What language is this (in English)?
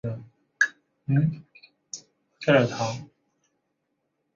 Chinese